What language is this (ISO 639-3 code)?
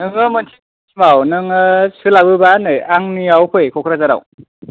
brx